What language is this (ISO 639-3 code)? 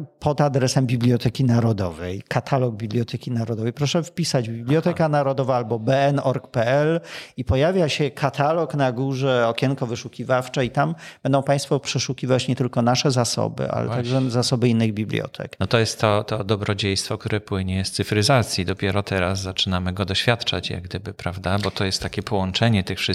pol